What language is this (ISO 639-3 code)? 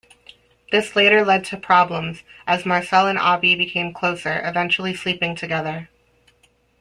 eng